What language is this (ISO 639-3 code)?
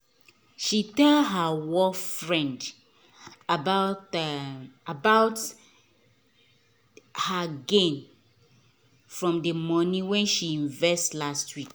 pcm